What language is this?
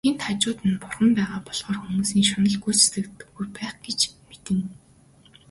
Mongolian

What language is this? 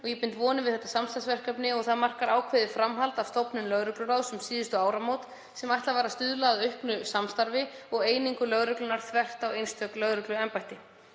Icelandic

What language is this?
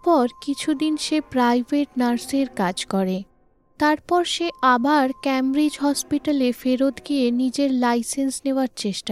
Bangla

